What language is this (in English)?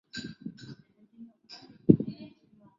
Chinese